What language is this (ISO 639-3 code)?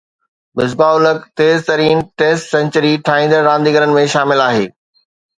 snd